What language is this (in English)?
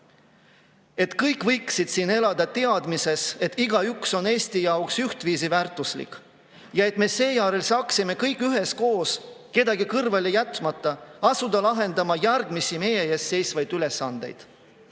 Estonian